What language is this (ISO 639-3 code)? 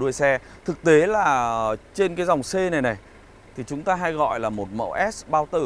vie